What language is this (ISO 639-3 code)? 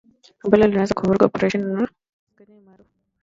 swa